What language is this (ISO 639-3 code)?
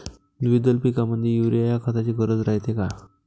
mar